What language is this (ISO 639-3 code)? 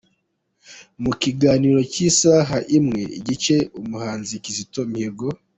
kin